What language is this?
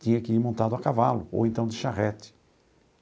Portuguese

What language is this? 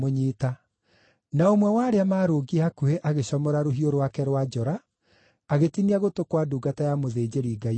Kikuyu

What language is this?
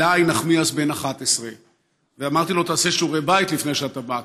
Hebrew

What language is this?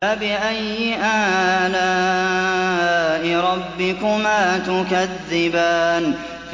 Arabic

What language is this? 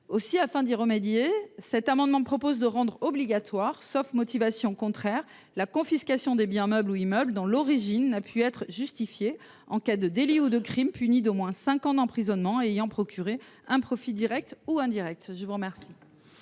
French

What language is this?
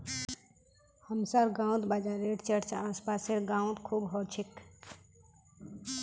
Magahi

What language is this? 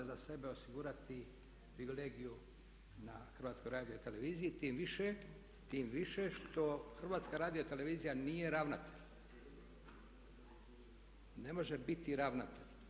Croatian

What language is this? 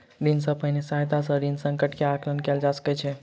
Maithili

